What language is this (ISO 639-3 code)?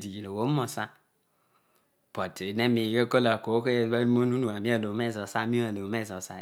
odu